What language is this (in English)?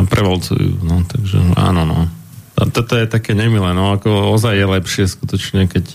Slovak